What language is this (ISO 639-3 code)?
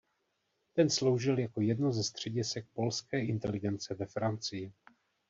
ces